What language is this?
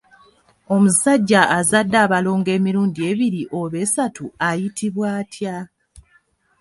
Ganda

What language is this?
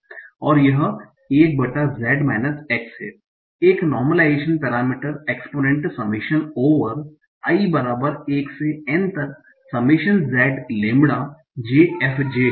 Hindi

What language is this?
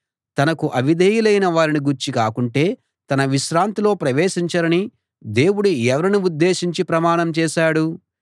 Telugu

